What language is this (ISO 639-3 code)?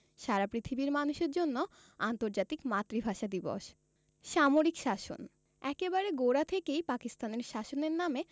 ben